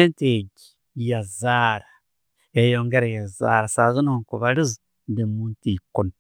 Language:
Tooro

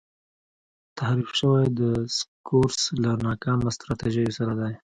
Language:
Pashto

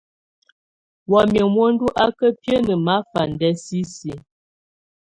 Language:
Tunen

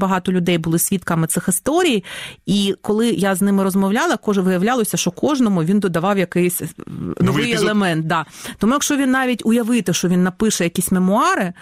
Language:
Ukrainian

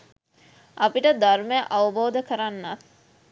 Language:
Sinhala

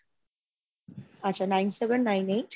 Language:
Bangla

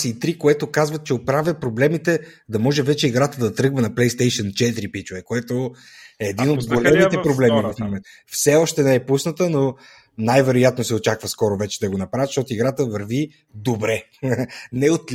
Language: Bulgarian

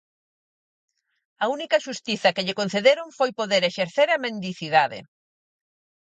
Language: Galician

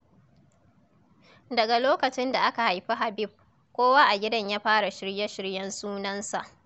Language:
Hausa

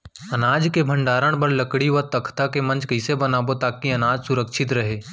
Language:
Chhattisgarhi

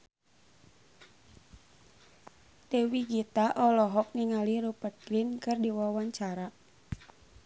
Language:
Sundanese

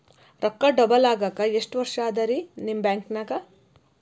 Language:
Kannada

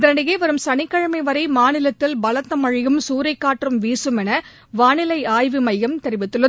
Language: Tamil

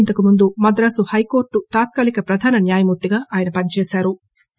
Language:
Telugu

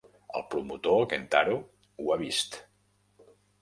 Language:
Catalan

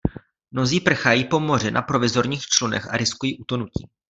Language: Czech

